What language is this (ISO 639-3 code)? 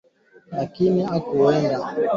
swa